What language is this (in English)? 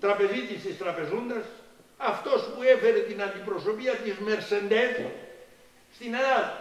Greek